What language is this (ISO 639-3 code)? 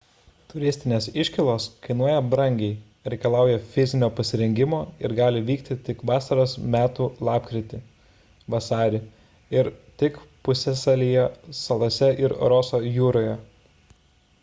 lit